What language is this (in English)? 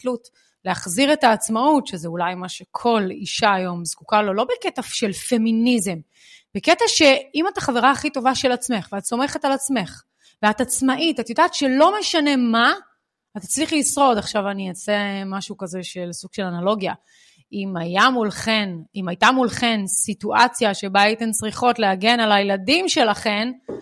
Hebrew